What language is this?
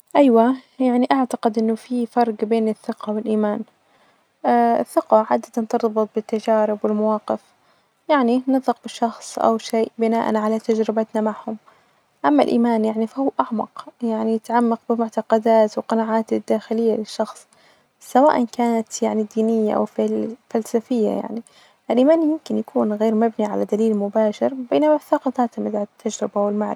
Najdi Arabic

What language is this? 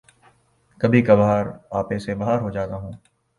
Urdu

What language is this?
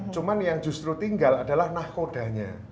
Indonesian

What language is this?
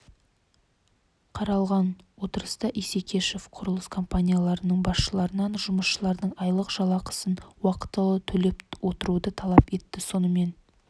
Kazakh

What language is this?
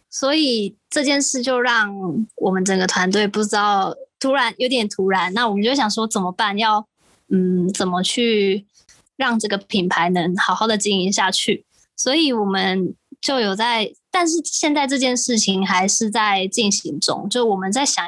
Chinese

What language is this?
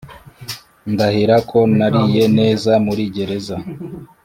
Kinyarwanda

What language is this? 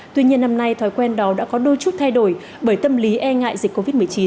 Vietnamese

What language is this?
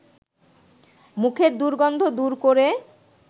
Bangla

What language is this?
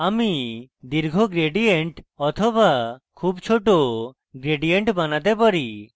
Bangla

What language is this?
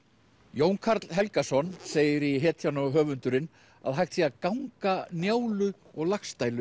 Icelandic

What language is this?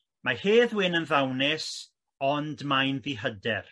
Welsh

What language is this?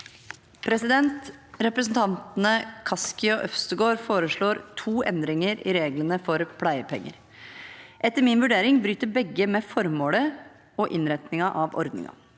Norwegian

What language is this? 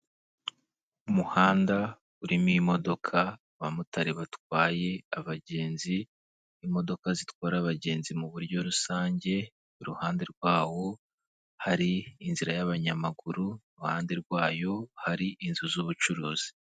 Kinyarwanda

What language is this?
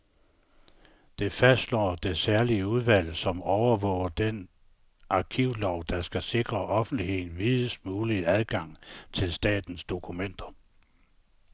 Danish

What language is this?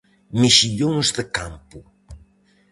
Galician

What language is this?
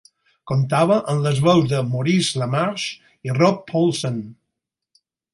Catalan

